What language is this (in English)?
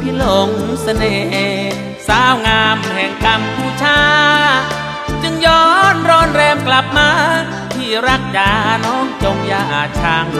Thai